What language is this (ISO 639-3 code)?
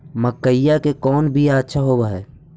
mag